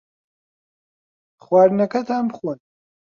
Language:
Central Kurdish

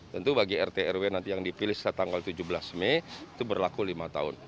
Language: Indonesian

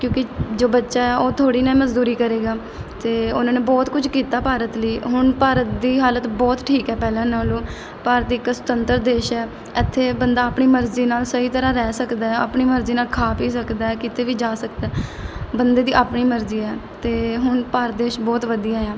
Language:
Punjabi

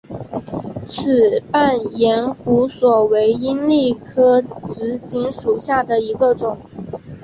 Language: Chinese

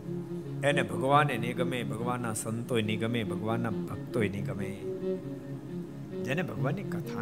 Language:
Gujarati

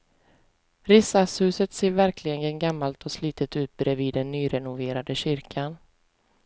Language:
Swedish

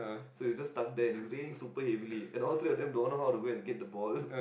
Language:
English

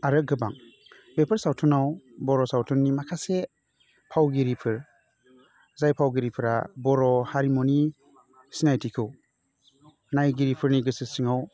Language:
Bodo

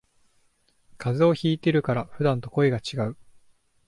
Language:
Japanese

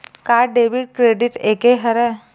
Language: Chhattisgarhi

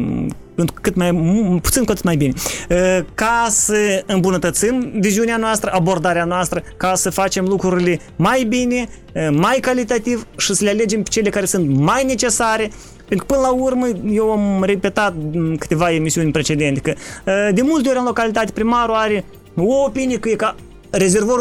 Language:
Romanian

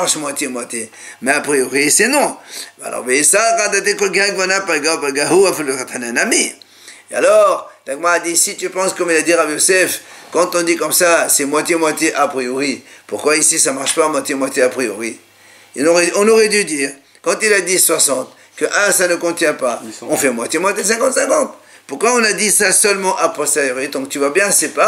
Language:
French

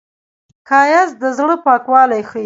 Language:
Pashto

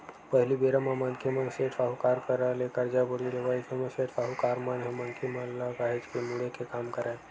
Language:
Chhattisgarhi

